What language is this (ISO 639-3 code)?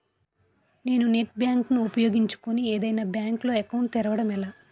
tel